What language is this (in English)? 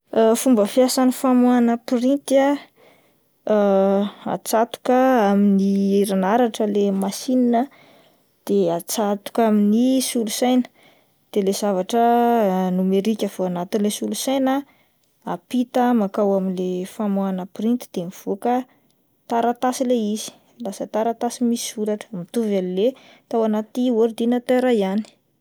Malagasy